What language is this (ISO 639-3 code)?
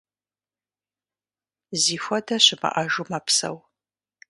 kbd